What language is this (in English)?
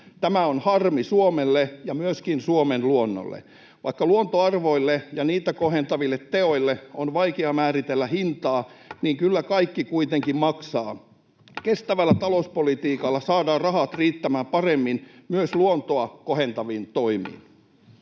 Finnish